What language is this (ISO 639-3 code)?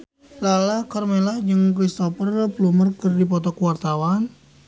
sun